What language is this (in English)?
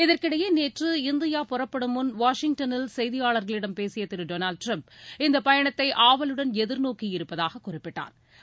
Tamil